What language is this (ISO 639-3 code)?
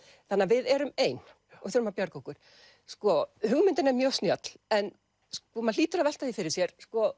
isl